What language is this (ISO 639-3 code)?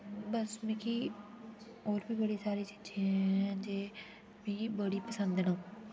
doi